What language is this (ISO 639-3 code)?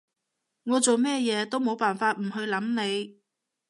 yue